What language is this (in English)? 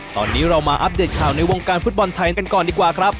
Thai